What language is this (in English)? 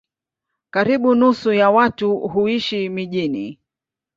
Swahili